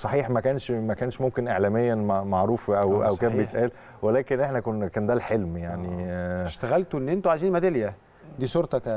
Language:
Arabic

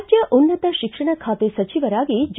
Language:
Kannada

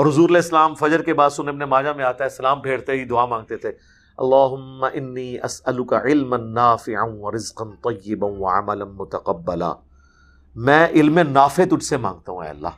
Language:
Urdu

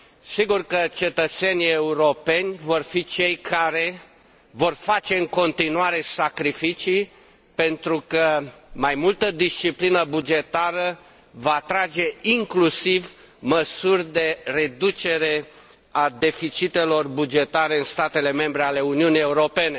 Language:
Romanian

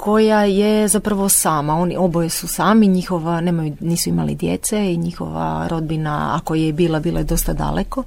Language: Croatian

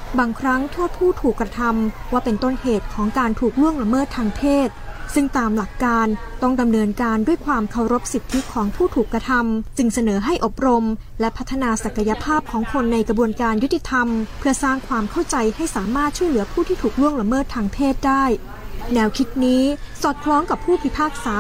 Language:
Thai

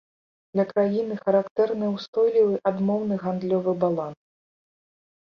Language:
Belarusian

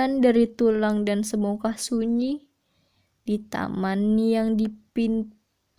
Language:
Indonesian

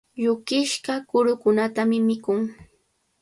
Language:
Cajatambo North Lima Quechua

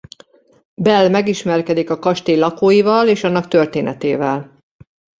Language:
Hungarian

